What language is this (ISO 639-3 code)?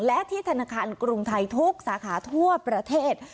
tha